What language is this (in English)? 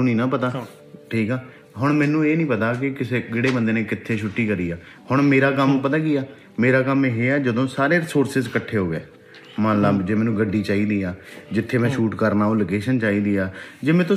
Punjabi